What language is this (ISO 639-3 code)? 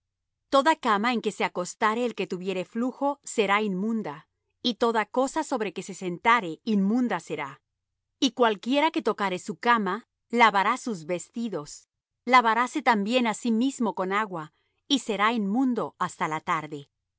spa